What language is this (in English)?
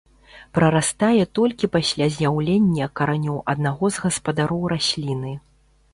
Belarusian